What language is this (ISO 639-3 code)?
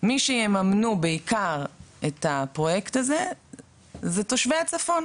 heb